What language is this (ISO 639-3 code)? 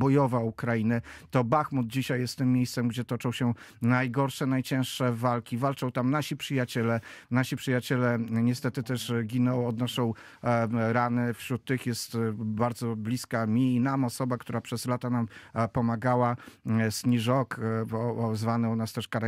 pol